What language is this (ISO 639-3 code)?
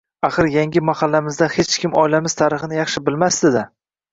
uzb